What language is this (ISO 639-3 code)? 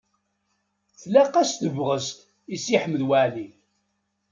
kab